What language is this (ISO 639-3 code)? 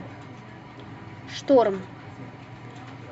rus